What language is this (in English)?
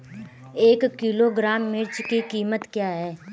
Hindi